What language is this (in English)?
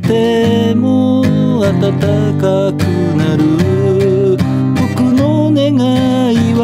Japanese